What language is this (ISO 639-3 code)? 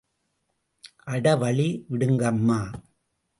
tam